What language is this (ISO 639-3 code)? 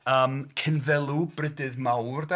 cym